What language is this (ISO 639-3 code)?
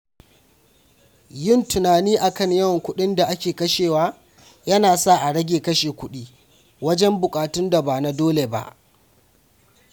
hau